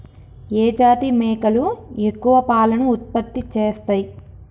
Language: Telugu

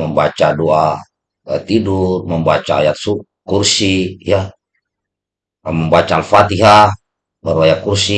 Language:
Indonesian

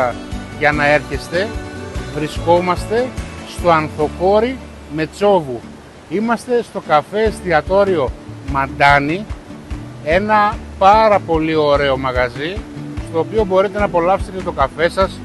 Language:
Greek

